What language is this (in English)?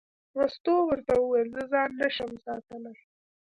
Pashto